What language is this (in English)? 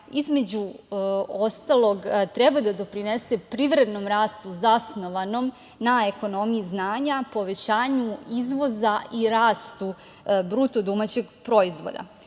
Serbian